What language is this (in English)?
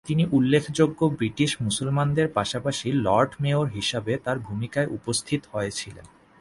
Bangla